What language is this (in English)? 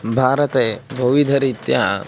Sanskrit